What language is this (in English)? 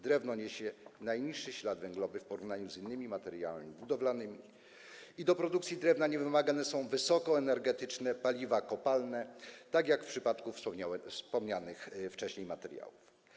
Polish